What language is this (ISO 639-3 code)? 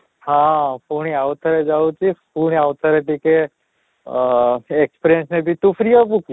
ori